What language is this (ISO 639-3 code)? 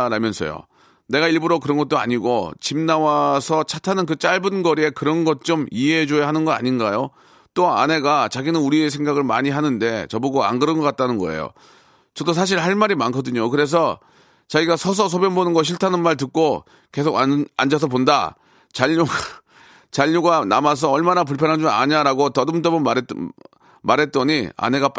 kor